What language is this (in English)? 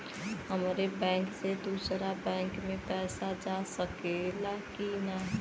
Bhojpuri